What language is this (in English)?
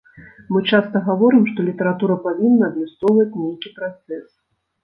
Belarusian